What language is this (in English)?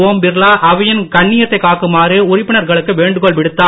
Tamil